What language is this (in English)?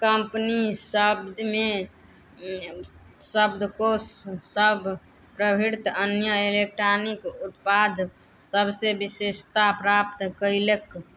Maithili